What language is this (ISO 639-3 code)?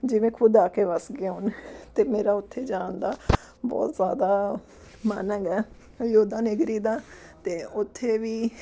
pan